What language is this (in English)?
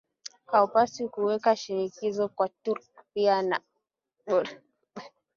Swahili